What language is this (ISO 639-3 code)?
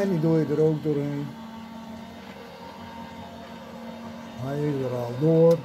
nld